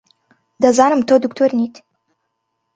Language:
Central Kurdish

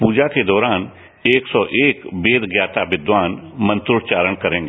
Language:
Hindi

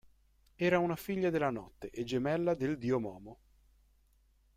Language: Italian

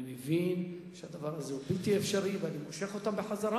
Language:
Hebrew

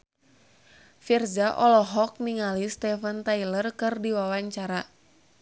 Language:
Sundanese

